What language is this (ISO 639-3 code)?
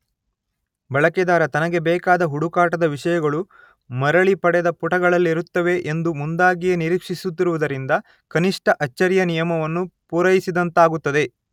kan